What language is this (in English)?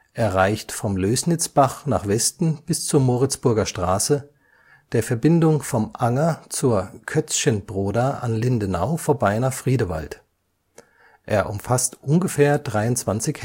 German